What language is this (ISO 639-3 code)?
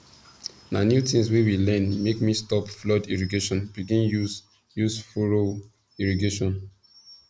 pcm